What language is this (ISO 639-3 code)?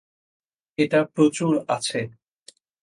ben